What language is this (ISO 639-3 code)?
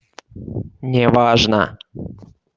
rus